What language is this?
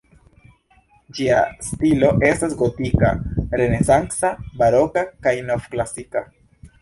Esperanto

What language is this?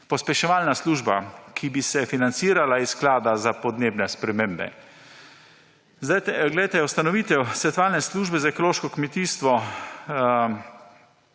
Slovenian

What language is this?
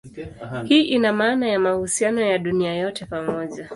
Swahili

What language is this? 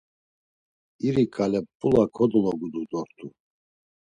Laz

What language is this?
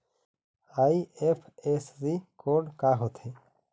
Chhattisgarhi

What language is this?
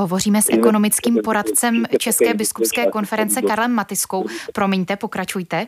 Czech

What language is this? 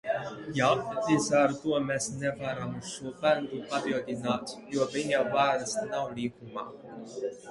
Latvian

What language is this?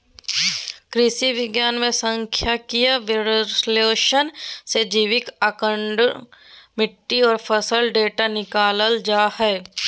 Magahi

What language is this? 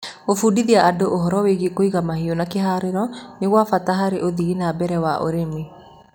Kikuyu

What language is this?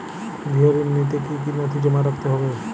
Bangla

